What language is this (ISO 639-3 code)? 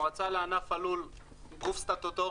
heb